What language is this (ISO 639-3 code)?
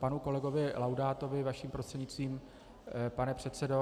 ces